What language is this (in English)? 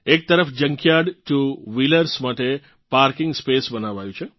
Gujarati